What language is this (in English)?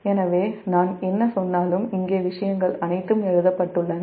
Tamil